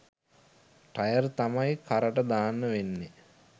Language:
Sinhala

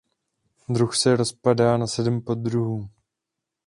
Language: Czech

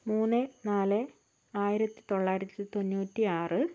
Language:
Malayalam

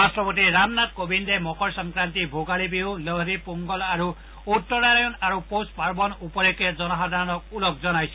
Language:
Assamese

